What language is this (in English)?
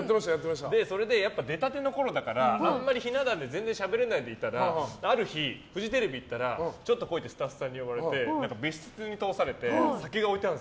Japanese